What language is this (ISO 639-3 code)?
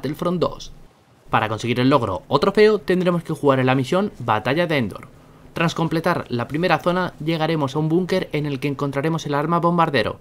spa